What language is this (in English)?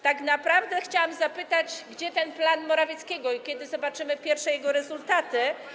Polish